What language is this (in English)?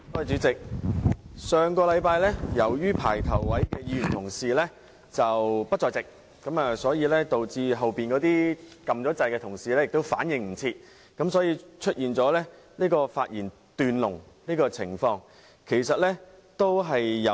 Cantonese